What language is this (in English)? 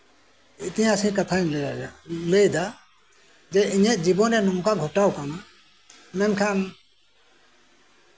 Santali